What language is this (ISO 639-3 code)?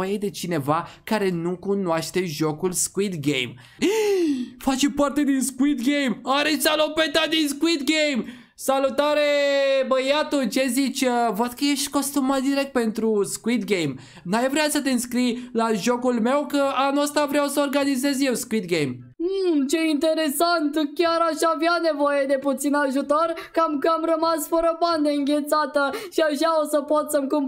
ron